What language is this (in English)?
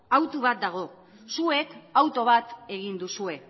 Basque